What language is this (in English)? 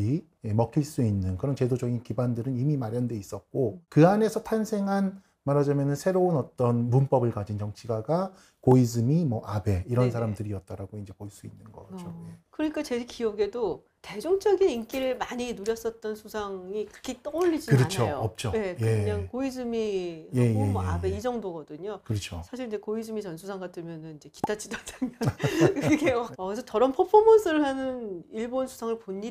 Korean